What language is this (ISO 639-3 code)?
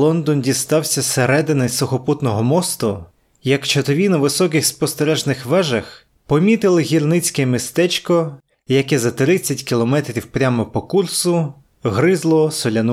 ukr